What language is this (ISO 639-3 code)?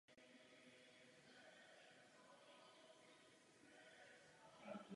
ces